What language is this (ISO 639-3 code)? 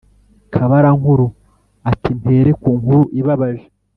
kin